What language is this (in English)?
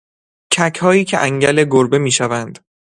Persian